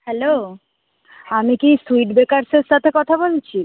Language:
Bangla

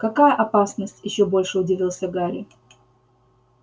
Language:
Russian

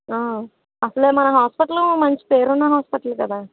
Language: Telugu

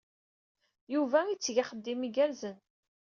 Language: Kabyle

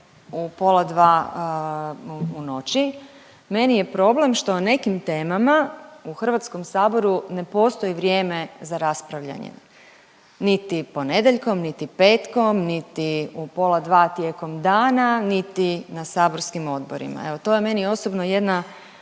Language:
Croatian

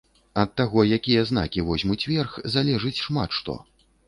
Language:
Belarusian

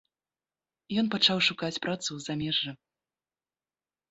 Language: Belarusian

